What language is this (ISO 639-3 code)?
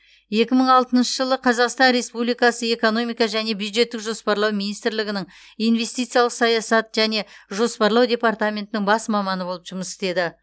kaz